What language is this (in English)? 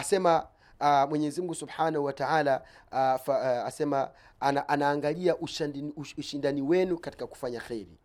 Swahili